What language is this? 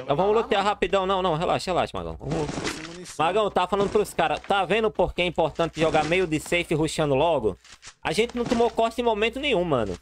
Portuguese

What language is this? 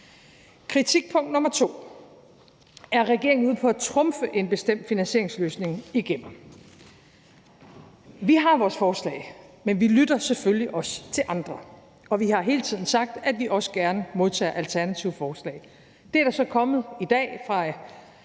Danish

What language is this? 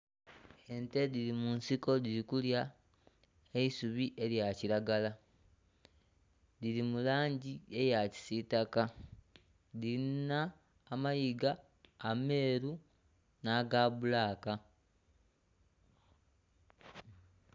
Soga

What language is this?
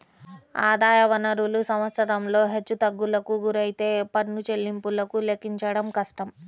Telugu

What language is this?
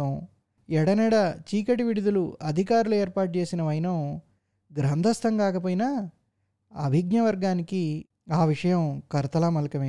Telugu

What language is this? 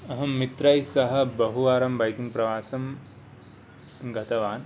Sanskrit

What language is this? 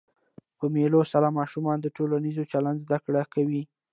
Pashto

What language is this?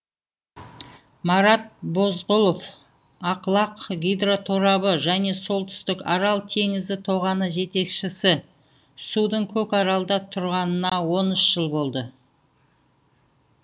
Kazakh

